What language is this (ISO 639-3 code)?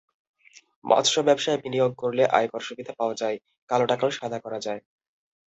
ben